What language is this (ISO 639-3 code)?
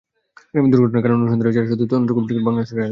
ben